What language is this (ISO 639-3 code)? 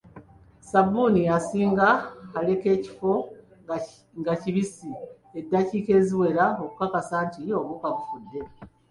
lug